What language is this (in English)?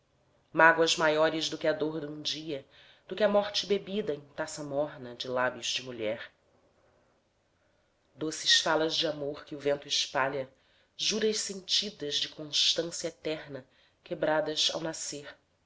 Portuguese